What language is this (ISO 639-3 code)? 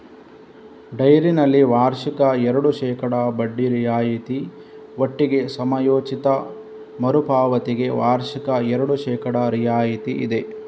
kan